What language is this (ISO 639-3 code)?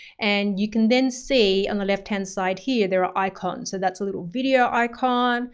eng